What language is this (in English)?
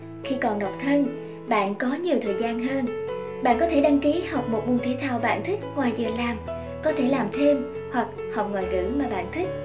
Vietnamese